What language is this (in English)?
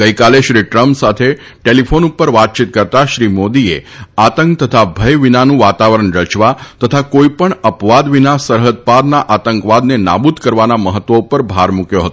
Gujarati